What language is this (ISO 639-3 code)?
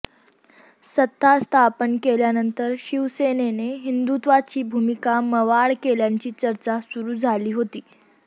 mar